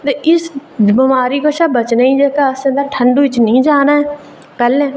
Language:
Dogri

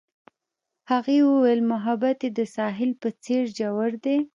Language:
Pashto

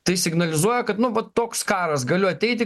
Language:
Lithuanian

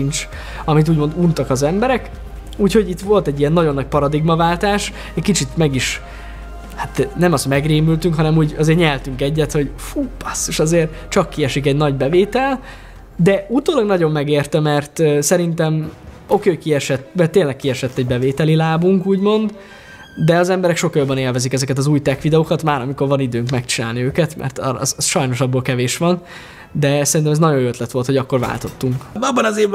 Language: Hungarian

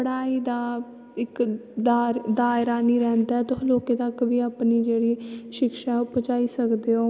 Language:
Dogri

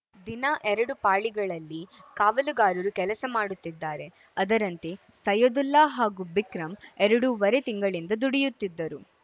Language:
Kannada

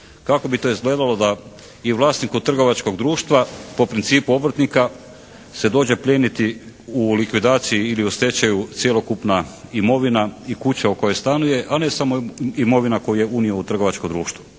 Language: Croatian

